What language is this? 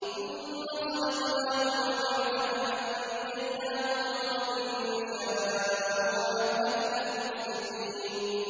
Arabic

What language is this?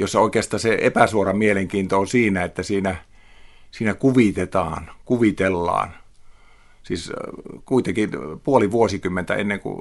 Finnish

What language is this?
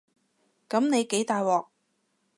Cantonese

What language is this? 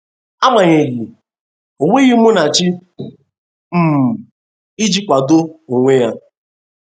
Igbo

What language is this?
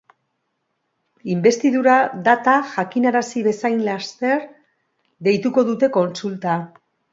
Basque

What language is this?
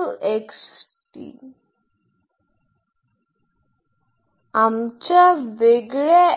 Marathi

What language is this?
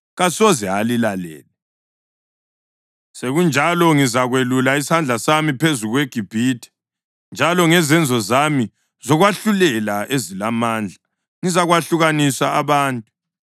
North Ndebele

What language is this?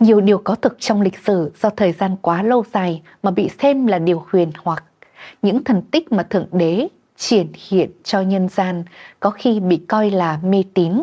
Vietnamese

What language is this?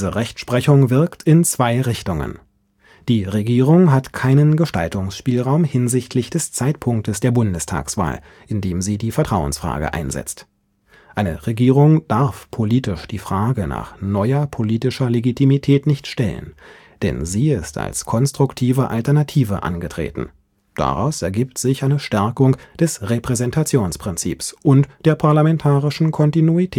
German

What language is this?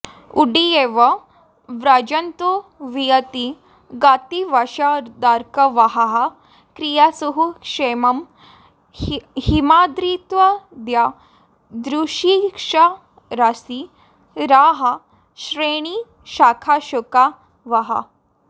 Sanskrit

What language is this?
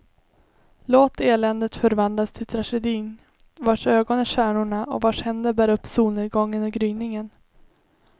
Swedish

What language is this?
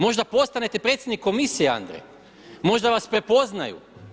Croatian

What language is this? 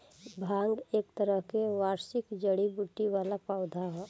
Bhojpuri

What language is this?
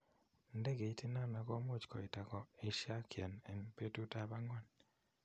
Kalenjin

